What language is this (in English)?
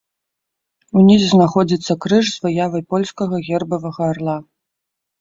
Belarusian